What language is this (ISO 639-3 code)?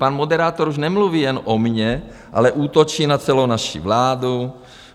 ces